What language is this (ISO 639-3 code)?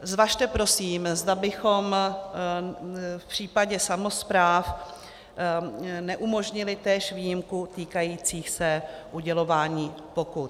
ces